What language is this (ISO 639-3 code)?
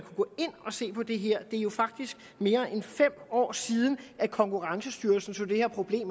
dan